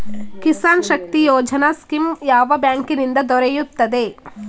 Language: Kannada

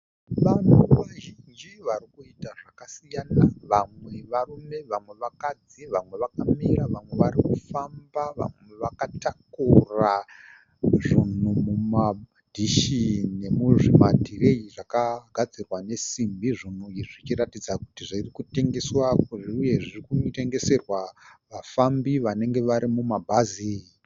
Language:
Shona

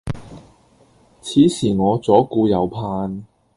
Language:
Cantonese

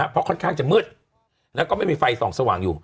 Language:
Thai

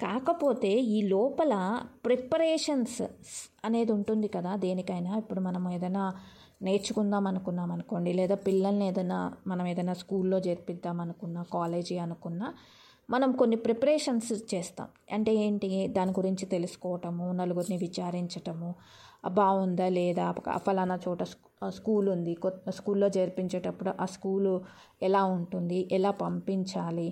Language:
Telugu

